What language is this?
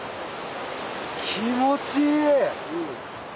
Japanese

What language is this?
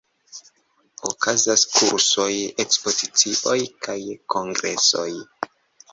Esperanto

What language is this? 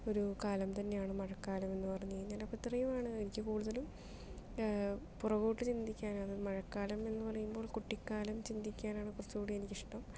Malayalam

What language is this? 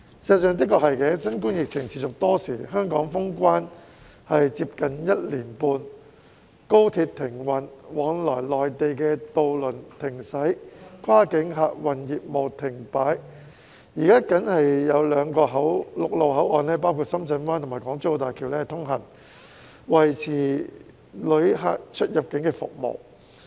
Cantonese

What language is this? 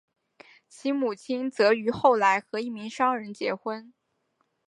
Chinese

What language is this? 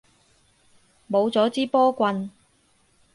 Cantonese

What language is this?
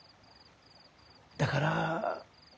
Japanese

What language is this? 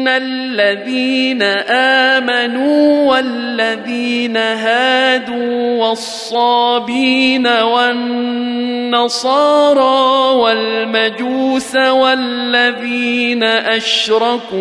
Arabic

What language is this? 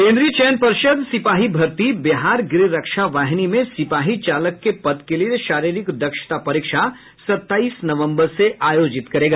Hindi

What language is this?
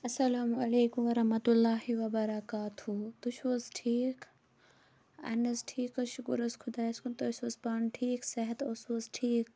Kashmiri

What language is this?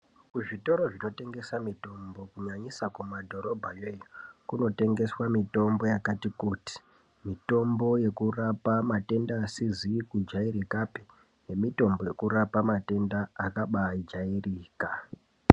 Ndau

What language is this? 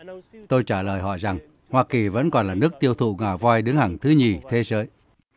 Vietnamese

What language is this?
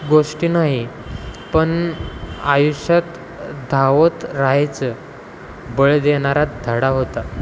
Marathi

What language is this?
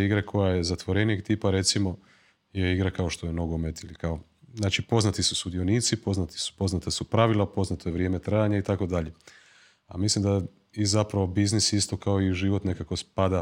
Croatian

